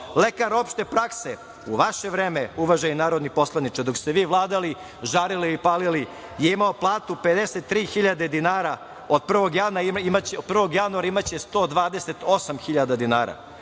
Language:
Serbian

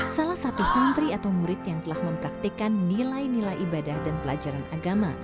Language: Indonesian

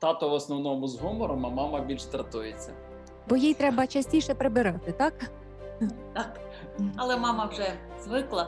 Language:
Ukrainian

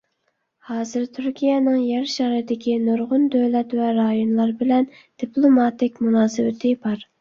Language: Uyghur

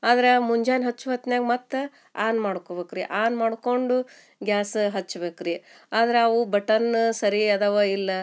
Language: Kannada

